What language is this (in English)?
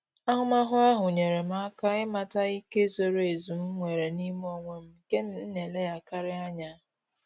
Igbo